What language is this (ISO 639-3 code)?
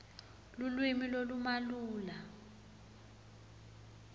ssw